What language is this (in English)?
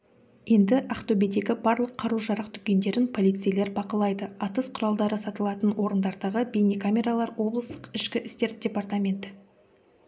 Kazakh